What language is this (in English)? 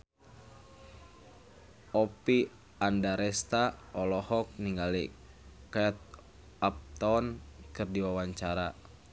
Sundanese